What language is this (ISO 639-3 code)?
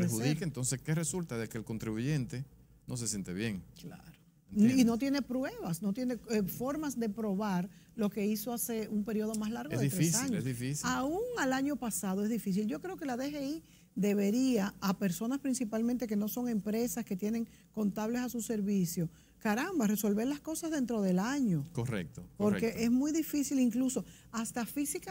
spa